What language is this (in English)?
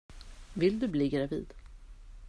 Swedish